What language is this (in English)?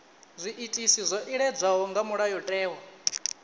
Venda